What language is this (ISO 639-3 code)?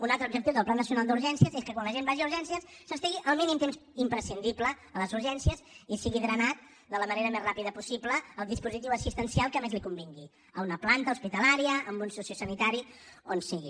cat